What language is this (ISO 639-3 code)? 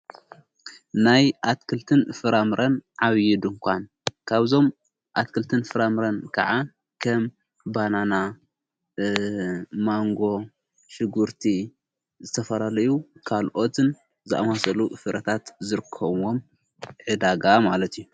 tir